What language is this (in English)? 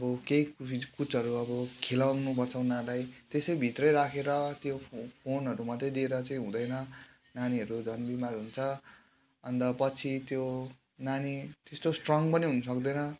Nepali